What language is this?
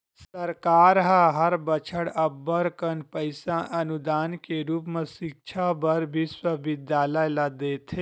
Chhattisgarhi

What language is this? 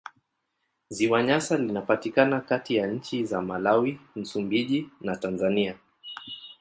Swahili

